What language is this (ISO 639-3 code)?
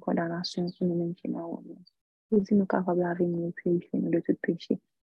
fra